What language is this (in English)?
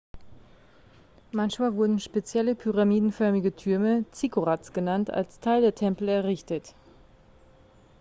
German